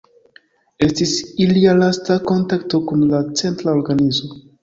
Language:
Esperanto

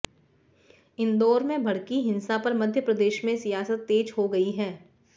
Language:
Hindi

